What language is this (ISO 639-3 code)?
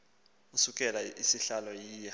xho